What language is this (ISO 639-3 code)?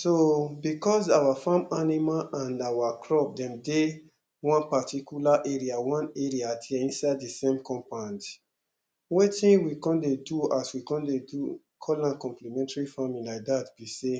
pcm